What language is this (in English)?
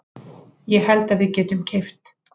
Icelandic